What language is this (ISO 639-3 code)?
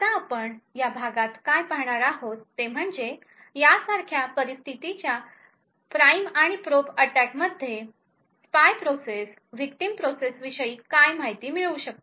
mar